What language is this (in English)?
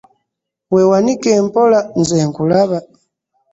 Ganda